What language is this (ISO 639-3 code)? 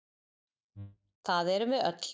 isl